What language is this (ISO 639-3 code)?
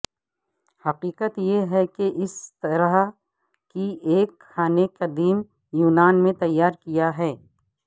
urd